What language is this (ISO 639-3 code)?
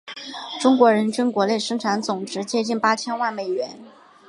zho